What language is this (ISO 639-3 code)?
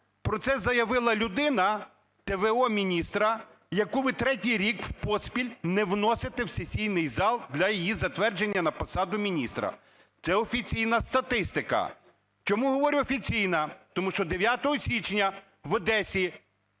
ukr